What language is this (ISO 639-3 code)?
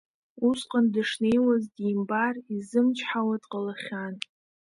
abk